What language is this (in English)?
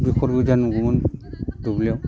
Bodo